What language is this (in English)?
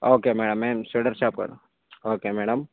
Telugu